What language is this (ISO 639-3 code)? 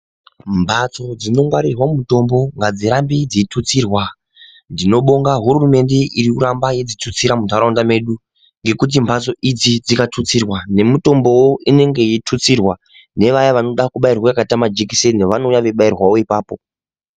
ndc